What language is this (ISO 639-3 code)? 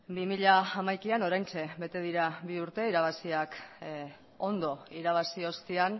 eus